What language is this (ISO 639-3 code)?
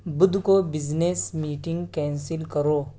urd